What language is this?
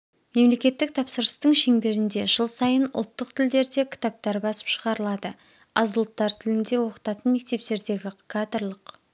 Kazakh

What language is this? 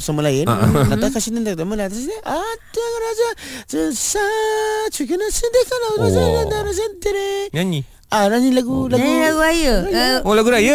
Malay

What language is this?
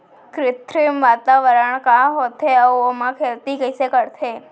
Chhattisgarhi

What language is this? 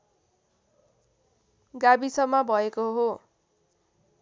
Nepali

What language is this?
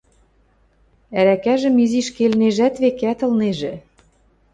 Western Mari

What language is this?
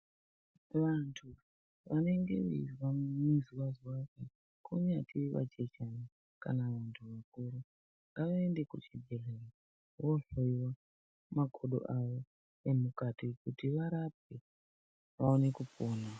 Ndau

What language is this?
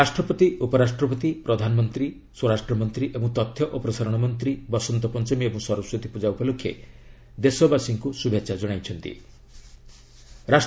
Odia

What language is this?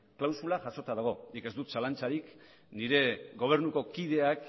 Basque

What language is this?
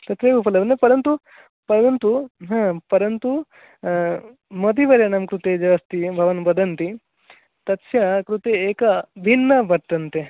Sanskrit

